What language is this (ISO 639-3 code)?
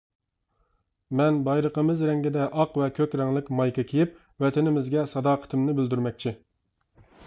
uig